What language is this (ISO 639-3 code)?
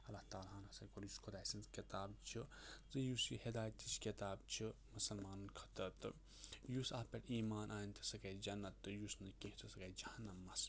kas